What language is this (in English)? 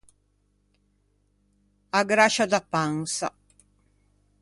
Ligurian